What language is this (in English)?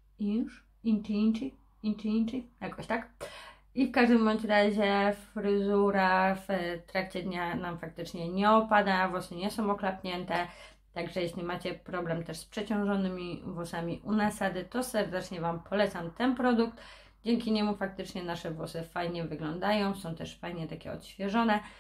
Polish